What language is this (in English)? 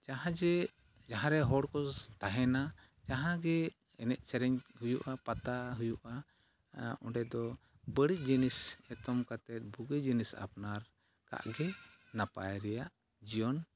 Santali